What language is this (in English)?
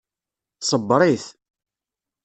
Kabyle